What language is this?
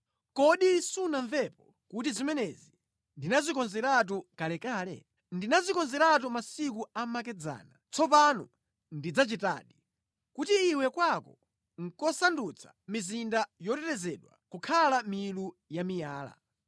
Nyanja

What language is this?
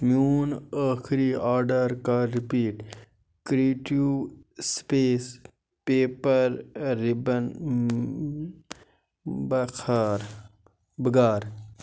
Kashmiri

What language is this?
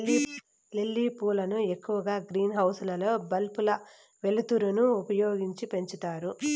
Telugu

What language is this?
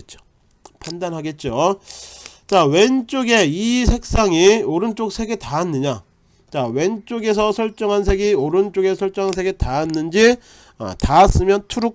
Korean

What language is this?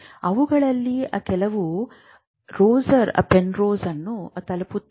Kannada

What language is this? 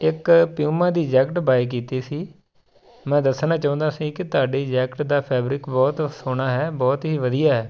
Punjabi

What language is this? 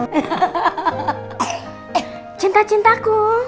Indonesian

